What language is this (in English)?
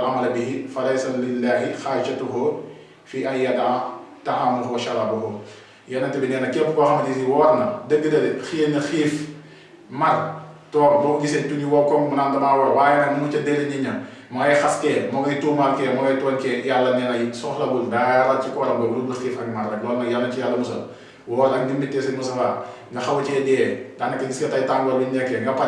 Indonesian